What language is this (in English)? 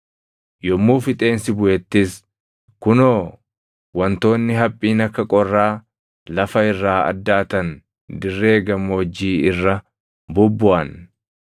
Oromo